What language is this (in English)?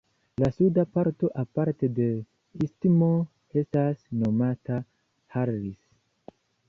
Esperanto